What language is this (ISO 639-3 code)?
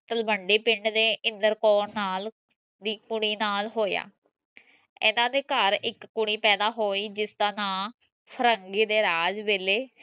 pan